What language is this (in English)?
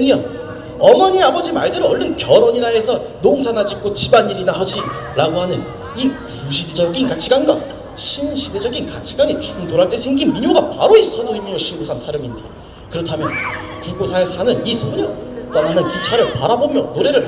Korean